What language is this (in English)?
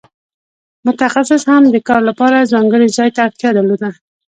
Pashto